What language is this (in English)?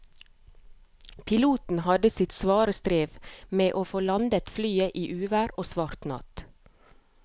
Norwegian